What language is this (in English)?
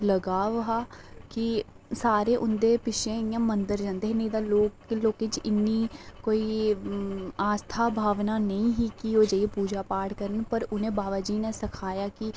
Dogri